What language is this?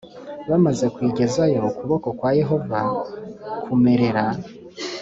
Kinyarwanda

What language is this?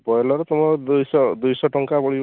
Odia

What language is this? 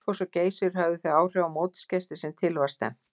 Icelandic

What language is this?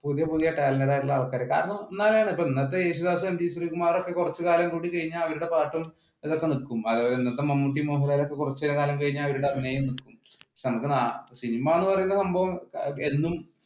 Malayalam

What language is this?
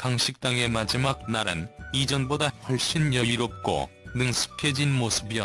Korean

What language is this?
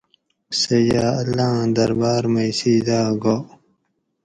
Gawri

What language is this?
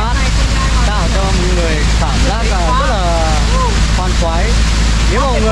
Vietnamese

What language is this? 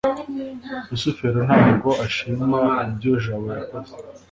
Kinyarwanda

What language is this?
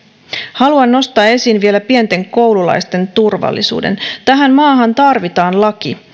Finnish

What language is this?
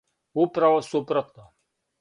Serbian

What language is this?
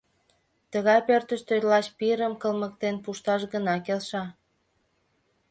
Mari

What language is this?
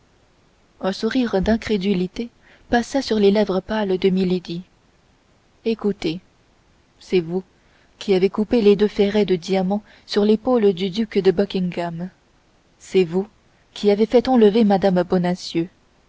French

